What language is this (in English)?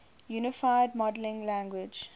English